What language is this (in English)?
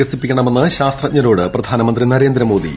Malayalam